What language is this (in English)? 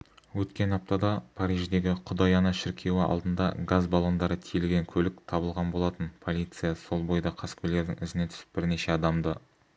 Kazakh